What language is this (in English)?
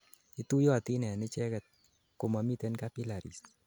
Kalenjin